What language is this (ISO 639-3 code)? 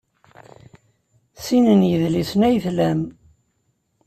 kab